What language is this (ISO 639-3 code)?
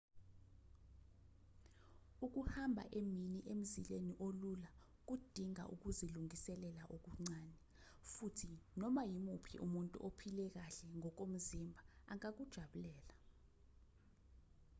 zul